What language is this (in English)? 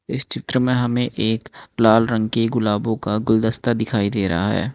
Hindi